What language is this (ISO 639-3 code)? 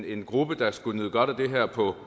dan